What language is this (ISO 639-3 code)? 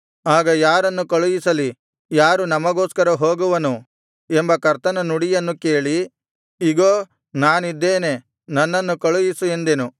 kan